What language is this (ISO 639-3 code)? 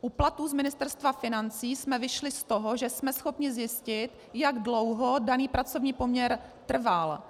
ces